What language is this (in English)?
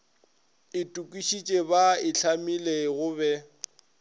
Northern Sotho